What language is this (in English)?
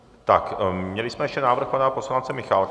Czech